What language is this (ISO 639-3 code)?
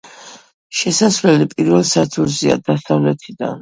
kat